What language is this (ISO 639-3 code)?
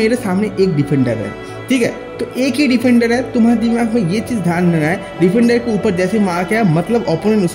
hin